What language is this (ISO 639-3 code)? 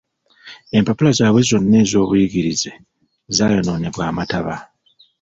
lug